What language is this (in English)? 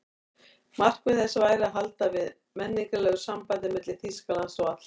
Icelandic